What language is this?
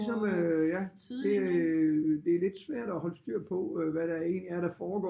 Danish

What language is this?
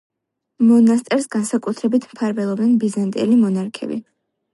Georgian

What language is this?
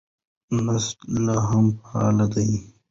Pashto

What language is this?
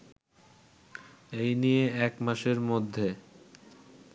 Bangla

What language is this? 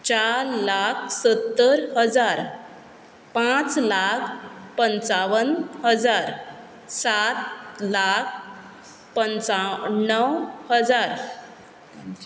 Konkani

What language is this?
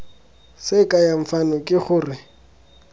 Tswana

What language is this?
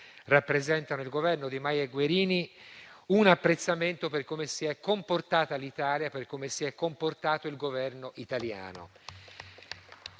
Italian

